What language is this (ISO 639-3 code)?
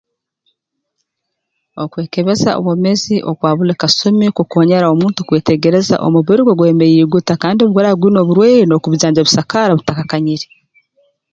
ttj